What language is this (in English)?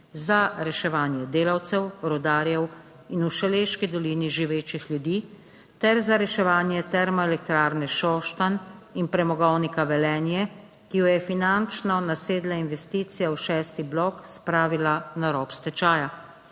Slovenian